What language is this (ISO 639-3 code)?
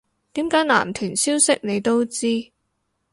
yue